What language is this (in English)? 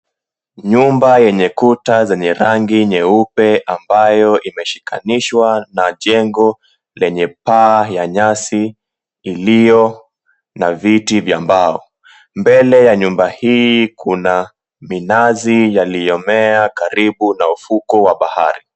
Swahili